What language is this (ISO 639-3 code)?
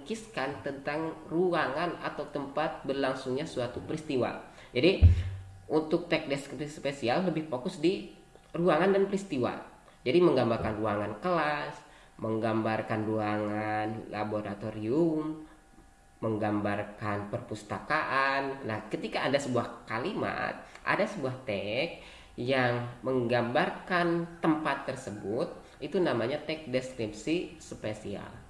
ind